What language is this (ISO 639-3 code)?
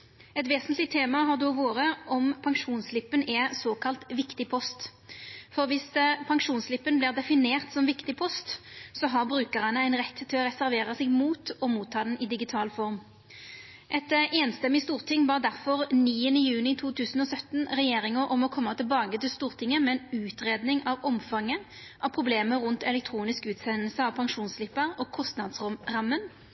nno